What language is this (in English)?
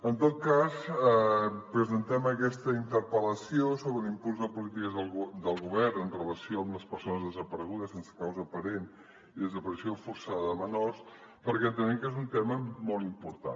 Catalan